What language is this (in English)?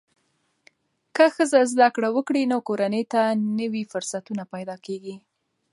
Pashto